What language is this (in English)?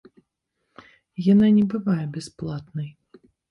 Belarusian